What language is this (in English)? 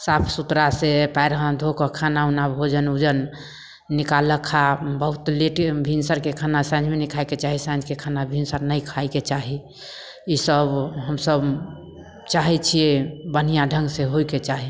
Maithili